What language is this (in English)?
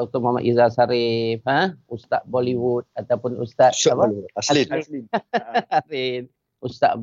Malay